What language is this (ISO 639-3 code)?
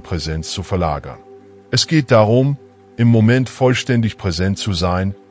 deu